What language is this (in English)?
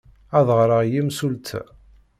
Kabyle